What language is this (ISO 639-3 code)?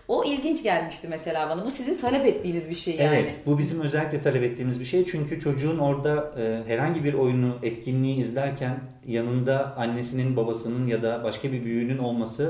tur